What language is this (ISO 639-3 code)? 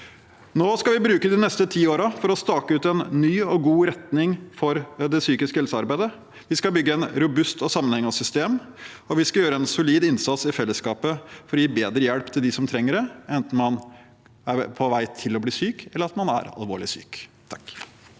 nor